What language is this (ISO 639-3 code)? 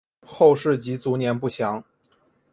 zho